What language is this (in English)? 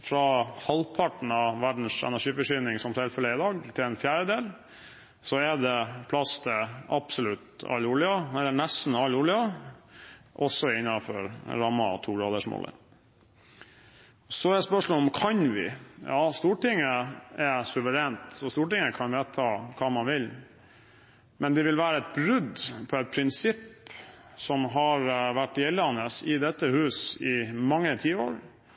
Norwegian Bokmål